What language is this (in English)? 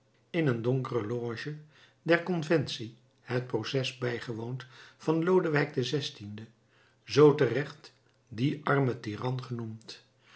Dutch